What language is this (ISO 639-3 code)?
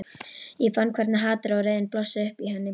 isl